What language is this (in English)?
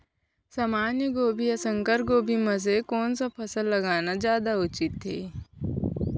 Chhattisgarhi